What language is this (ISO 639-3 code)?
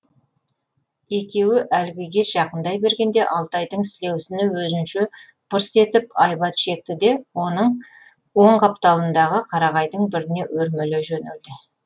kaz